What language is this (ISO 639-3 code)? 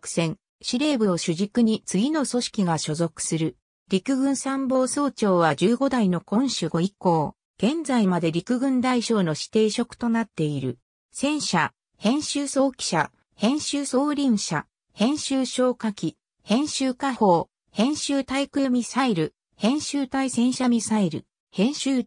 jpn